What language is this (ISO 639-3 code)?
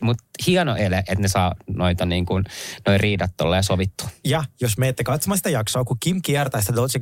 fin